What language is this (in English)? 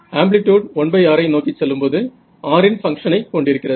Tamil